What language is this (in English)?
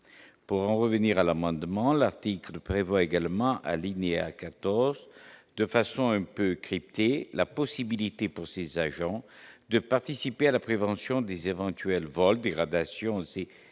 French